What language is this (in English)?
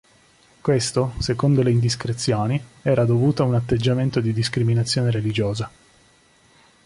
Italian